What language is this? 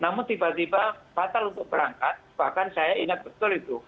Indonesian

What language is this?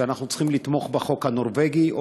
Hebrew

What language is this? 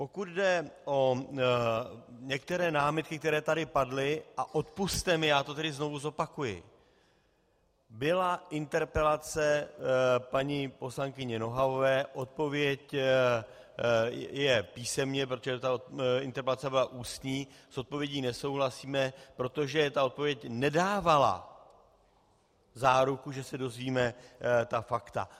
Czech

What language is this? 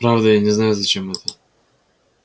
Russian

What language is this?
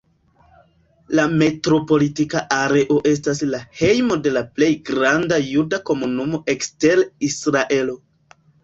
Esperanto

